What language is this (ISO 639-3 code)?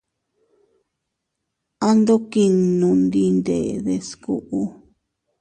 cut